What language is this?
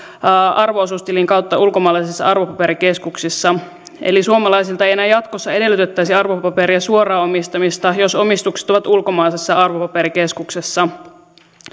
Finnish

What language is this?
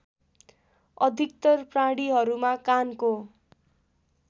Nepali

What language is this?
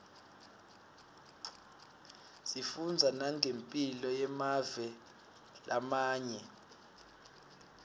Swati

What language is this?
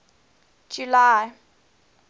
English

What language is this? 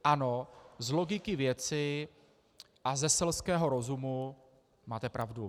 Czech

